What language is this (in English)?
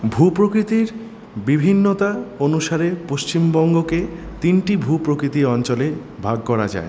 Bangla